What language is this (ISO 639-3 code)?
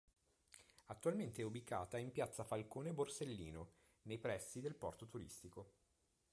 ita